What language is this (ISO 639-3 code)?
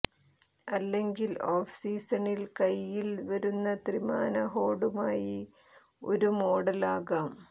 mal